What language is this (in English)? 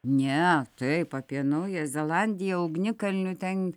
Lithuanian